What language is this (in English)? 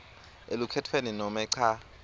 Swati